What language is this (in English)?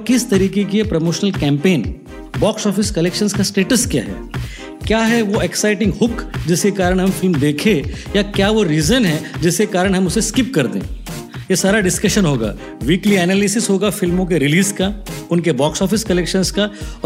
Hindi